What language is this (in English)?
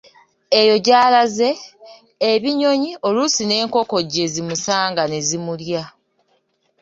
Ganda